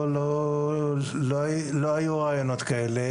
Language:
Hebrew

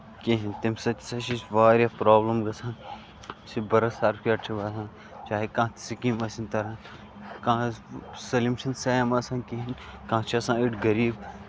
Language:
Kashmiri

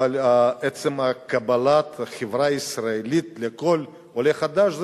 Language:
Hebrew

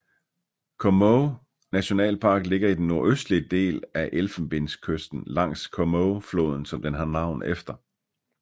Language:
Danish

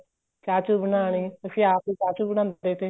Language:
Punjabi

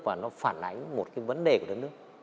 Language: Vietnamese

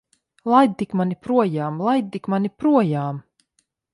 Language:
Latvian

